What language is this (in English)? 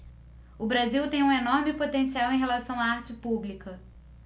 Portuguese